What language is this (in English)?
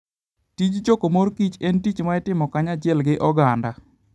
Luo (Kenya and Tanzania)